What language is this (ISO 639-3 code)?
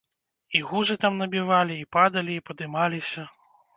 bel